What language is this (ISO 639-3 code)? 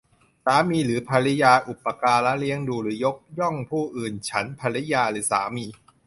tha